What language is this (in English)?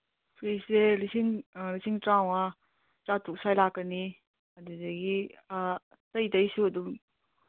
Manipuri